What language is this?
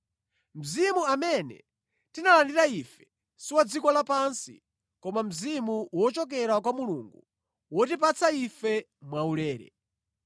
Nyanja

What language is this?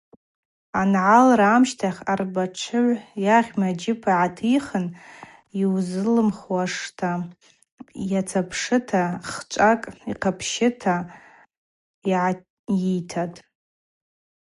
Abaza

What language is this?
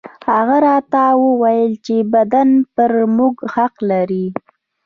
Pashto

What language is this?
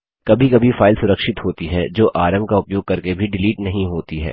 Hindi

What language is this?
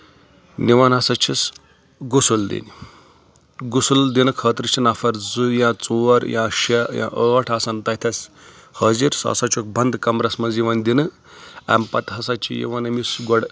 Kashmiri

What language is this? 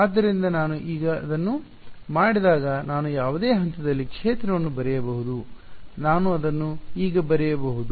Kannada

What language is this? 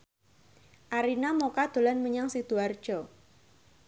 Javanese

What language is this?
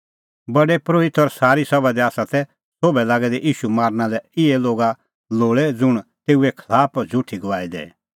Kullu Pahari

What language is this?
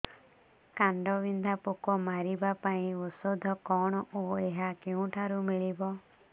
Odia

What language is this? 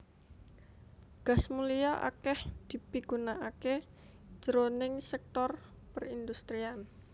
Javanese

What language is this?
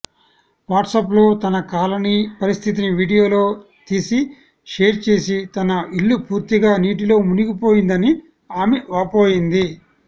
Telugu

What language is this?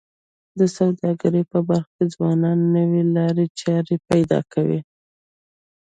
Pashto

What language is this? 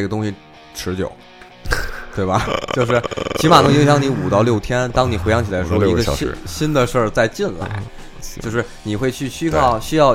Chinese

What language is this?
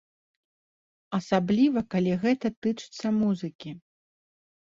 Belarusian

